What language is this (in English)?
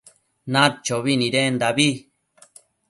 Matsés